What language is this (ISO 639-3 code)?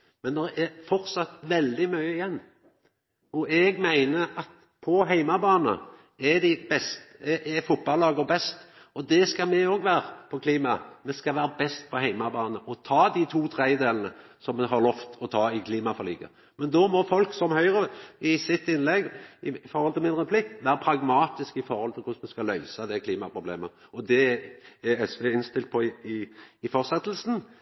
nno